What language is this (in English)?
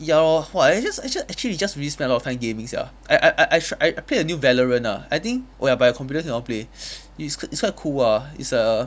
English